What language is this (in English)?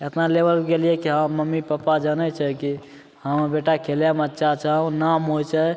Maithili